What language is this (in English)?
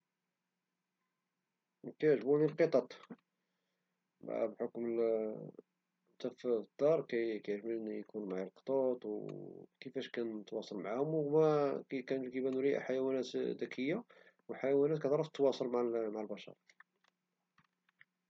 Moroccan Arabic